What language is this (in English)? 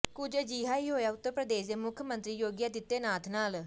Punjabi